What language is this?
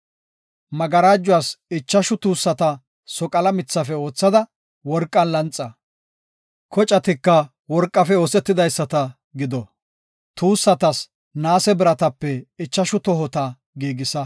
Gofa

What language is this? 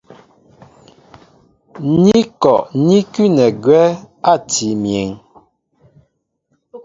Mbo (Cameroon)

